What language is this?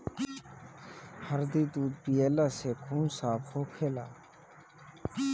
Bhojpuri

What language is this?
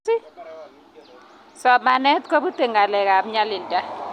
Kalenjin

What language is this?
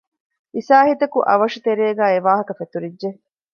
Divehi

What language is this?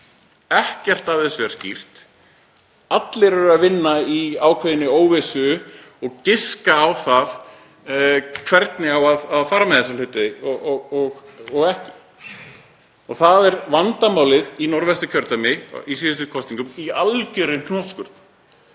Icelandic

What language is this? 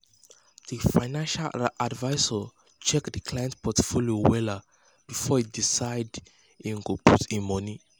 Nigerian Pidgin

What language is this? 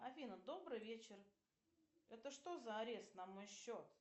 Russian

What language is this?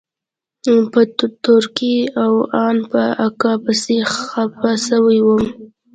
Pashto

